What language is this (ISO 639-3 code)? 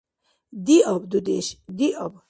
dar